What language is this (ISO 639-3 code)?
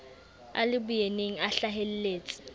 sot